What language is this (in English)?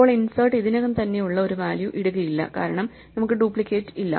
Malayalam